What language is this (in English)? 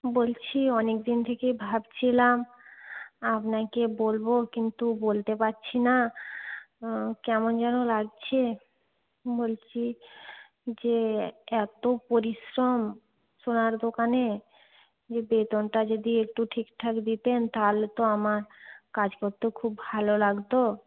Bangla